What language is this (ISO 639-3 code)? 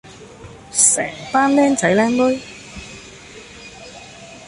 yue